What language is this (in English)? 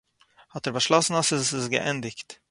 Yiddish